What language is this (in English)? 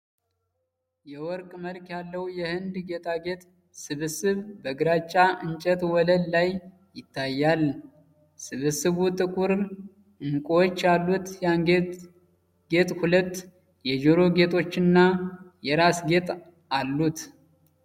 Amharic